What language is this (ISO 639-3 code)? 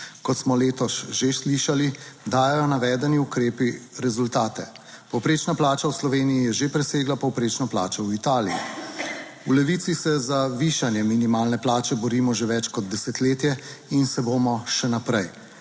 slv